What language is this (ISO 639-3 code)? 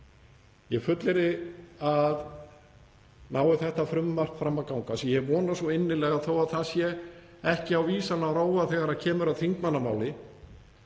isl